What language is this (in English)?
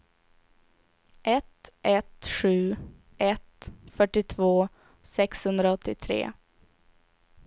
Swedish